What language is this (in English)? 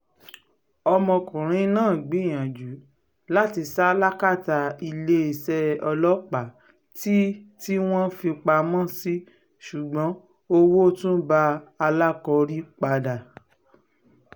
Yoruba